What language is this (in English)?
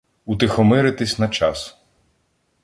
Ukrainian